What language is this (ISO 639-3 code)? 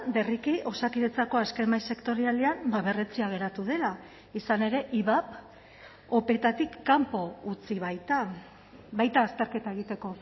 eus